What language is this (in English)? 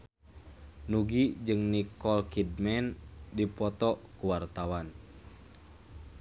Sundanese